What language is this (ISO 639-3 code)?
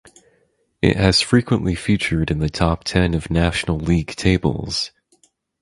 eng